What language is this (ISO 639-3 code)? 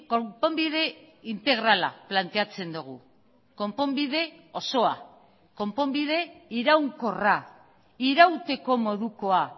eus